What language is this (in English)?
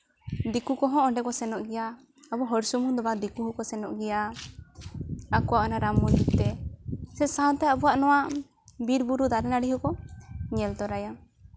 Santali